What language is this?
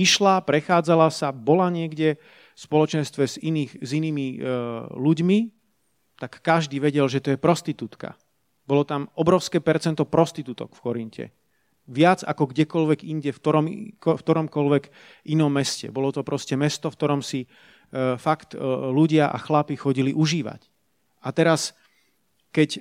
Slovak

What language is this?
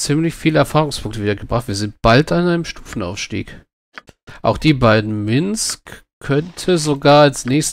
German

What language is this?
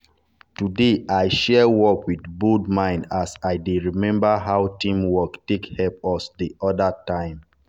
Nigerian Pidgin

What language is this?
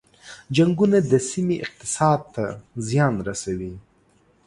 Pashto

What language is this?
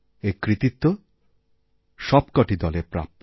Bangla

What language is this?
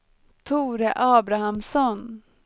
Swedish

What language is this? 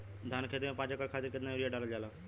Bhojpuri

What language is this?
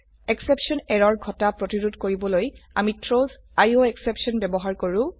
Assamese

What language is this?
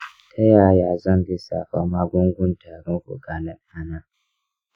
Hausa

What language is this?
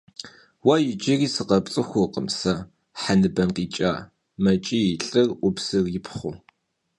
Kabardian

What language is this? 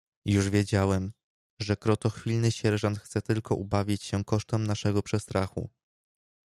Polish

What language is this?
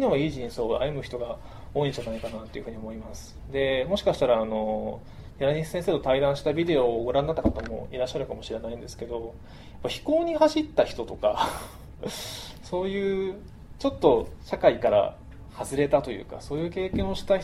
Japanese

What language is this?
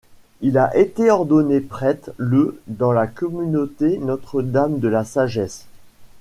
French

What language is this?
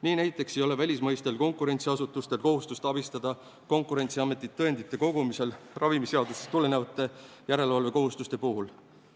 Estonian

